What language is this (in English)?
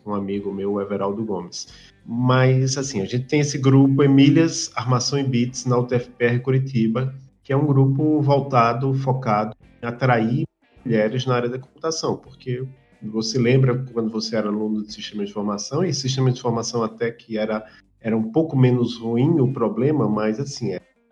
Portuguese